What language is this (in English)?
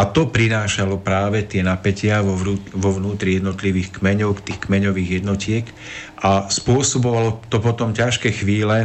Slovak